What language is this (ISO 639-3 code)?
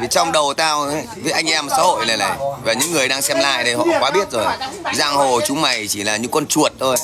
vie